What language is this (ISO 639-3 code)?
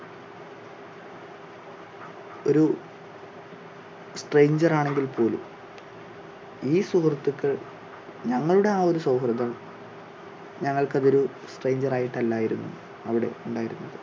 mal